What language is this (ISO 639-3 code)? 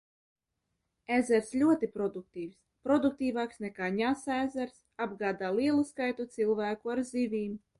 lav